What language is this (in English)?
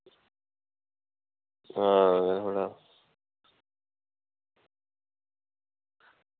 Dogri